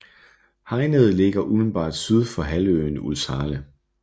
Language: Danish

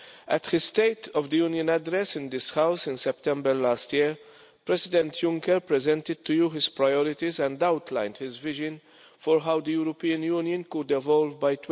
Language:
English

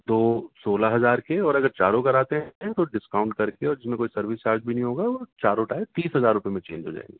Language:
Urdu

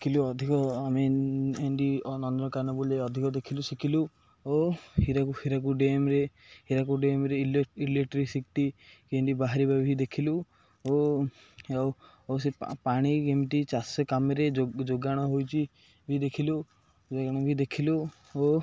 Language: Odia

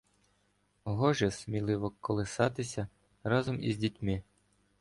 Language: Ukrainian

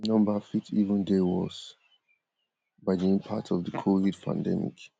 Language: Nigerian Pidgin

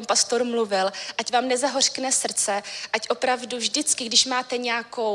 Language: Czech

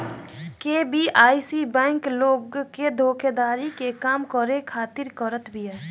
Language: Bhojpuri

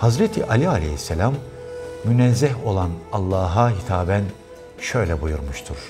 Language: Turkish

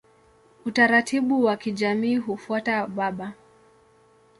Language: Swahili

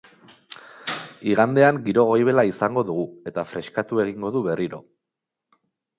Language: Basque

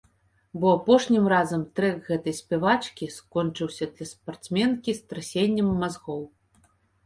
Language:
Belarusian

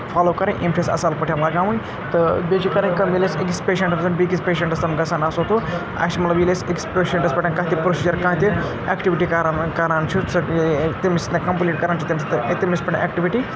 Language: Kashmiri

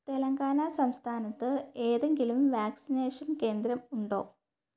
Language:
Malayalam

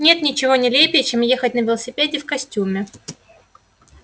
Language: Russian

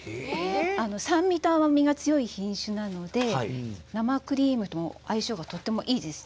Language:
Japanese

